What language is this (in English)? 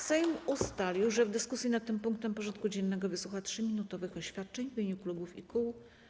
Polish